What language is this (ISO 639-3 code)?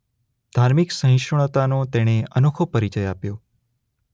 guj